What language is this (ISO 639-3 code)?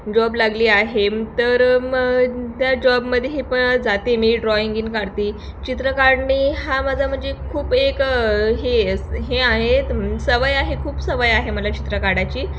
mar